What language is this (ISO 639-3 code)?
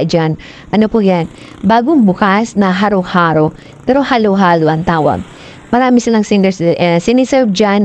fil